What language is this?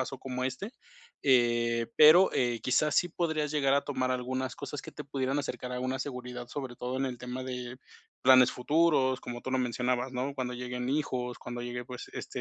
Spanish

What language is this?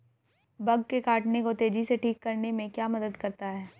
Hindi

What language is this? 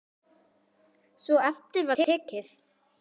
Icelandic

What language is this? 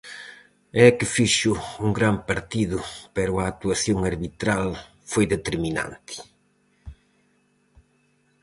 Galician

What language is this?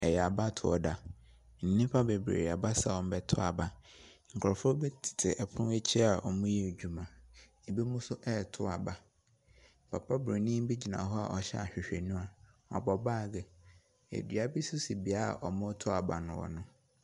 Akan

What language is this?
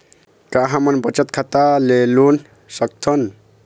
Chhattisgarhi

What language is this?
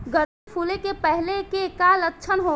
Bhojpuri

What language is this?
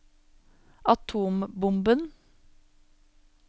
Norwegian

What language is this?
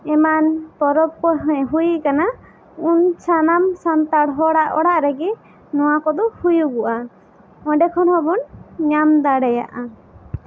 Santali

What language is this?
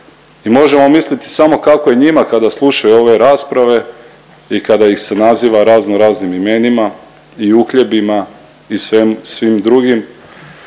Croatian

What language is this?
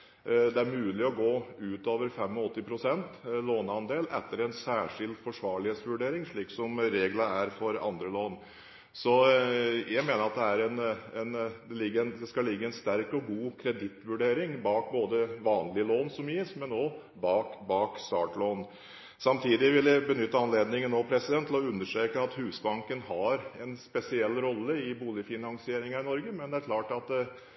Norwegian Bokmål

